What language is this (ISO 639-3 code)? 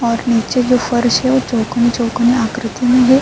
urd